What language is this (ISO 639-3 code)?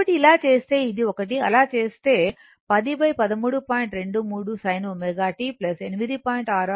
tel